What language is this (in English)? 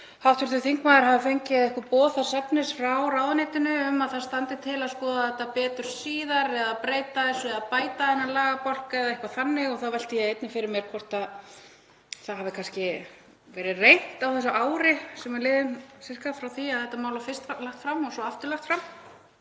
Icelandic